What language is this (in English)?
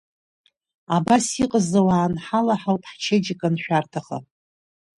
Abkhazian